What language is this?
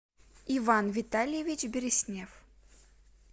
Russian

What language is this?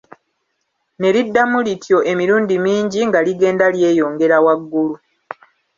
Ganda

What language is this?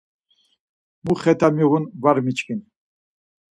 Laz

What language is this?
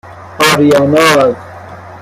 Persian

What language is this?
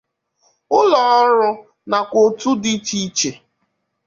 Igbo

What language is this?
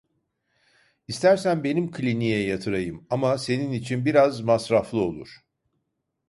Turkish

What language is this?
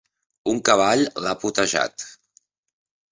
Catalan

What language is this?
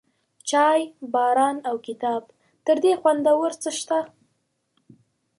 Pashto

